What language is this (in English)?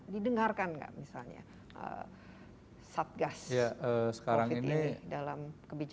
Indonesian